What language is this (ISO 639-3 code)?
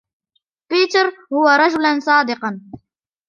ara